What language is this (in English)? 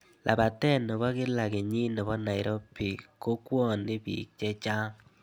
Kalenjin